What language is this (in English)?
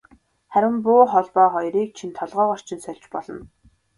Mongolian